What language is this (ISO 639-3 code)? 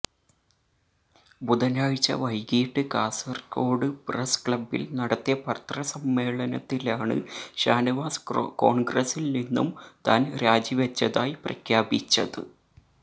mal